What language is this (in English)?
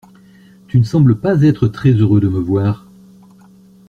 French